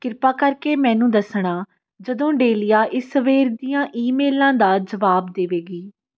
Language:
Punjabi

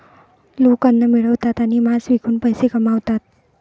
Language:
Marathi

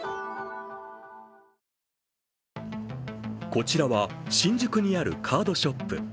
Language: Japanese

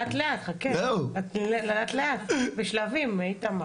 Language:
Hebrew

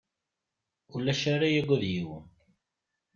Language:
Kabyle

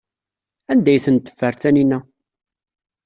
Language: Kabyle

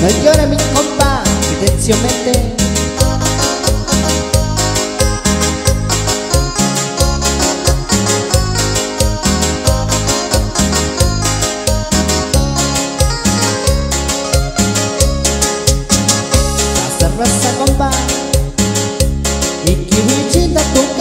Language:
Arabic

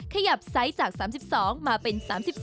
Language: Thai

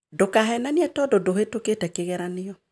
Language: Kikuyu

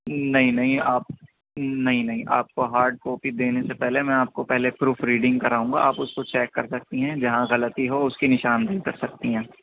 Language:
Urdu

